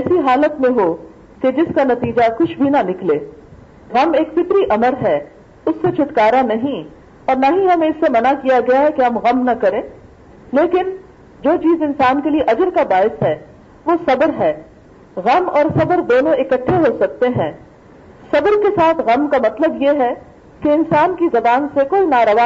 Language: Urdu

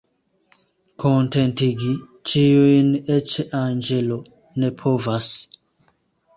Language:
Esperanto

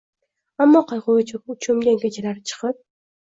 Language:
Uzbek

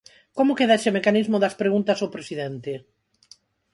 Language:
Galician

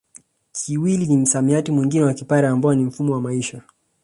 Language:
Swahili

